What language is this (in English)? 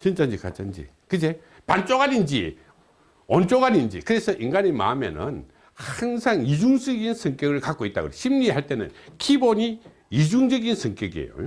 Korean